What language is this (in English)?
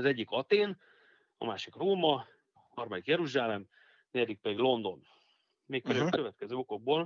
Hungarian